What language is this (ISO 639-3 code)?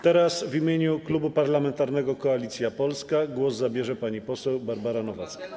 pol